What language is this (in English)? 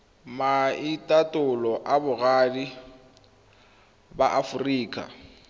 Tswana